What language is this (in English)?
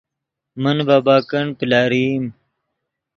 Yidgha